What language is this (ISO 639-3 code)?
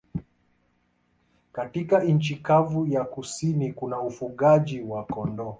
swa